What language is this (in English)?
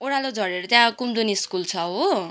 Nepali